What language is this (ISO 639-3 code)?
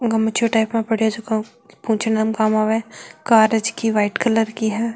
mwr